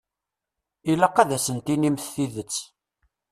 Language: Kabyle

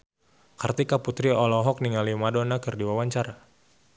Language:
Sundanese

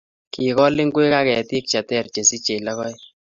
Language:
Kalenjin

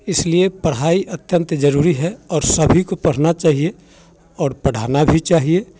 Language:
Hindi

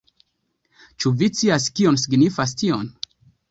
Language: Esperanto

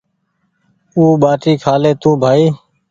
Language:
Goaria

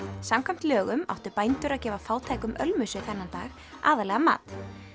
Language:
Icelandic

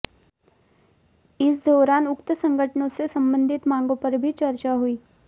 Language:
Hindi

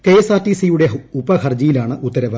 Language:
Malayalam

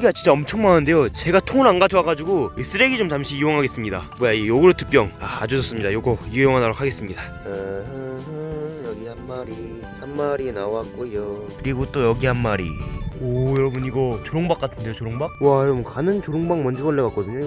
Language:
Korean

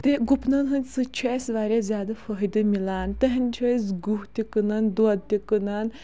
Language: Kashmiri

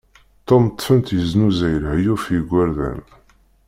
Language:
Kabyle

